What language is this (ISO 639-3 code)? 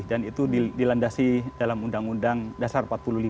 ind